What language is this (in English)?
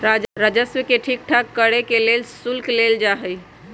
Magahi